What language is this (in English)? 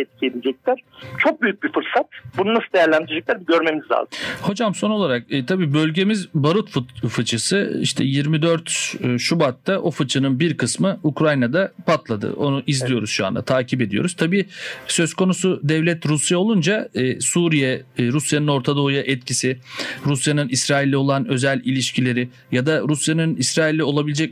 Turkish